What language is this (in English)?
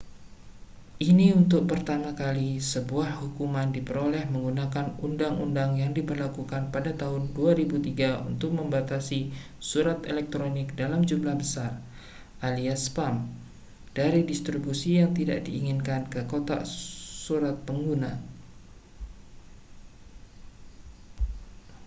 Indonesian